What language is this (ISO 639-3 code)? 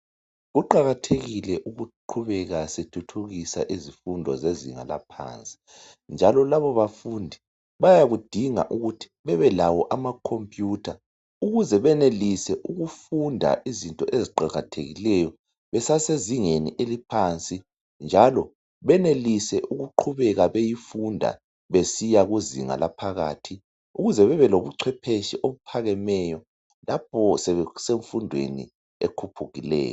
nde